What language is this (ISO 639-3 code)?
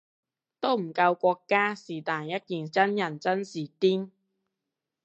yue